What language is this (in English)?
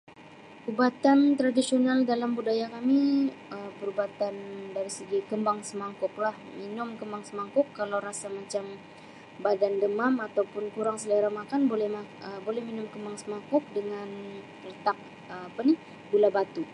Sabah Malay